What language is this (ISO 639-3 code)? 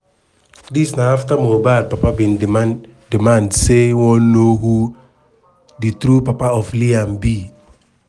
pcm